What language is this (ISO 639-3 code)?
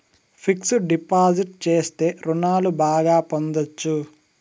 tel